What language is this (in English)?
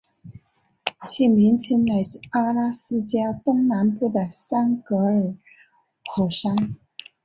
Chinese